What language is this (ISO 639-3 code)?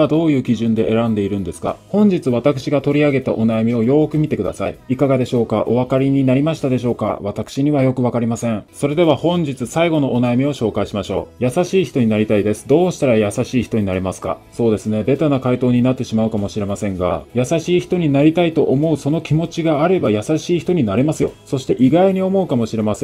jpn